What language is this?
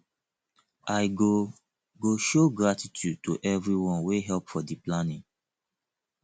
Nigerian Pidgin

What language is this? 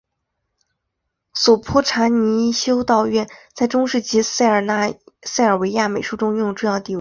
Chinese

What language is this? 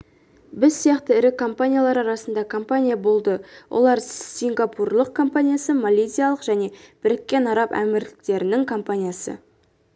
Kazakh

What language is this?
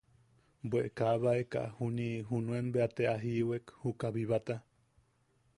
Yaqui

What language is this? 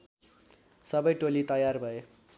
Nepali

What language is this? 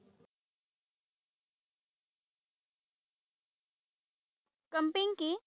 Assamese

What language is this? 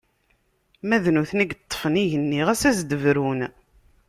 Kabyle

